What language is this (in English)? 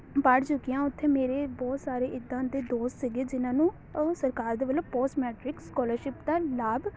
Punjabi